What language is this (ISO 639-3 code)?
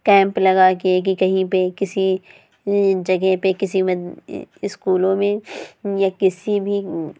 urd